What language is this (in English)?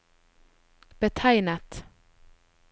Norwegian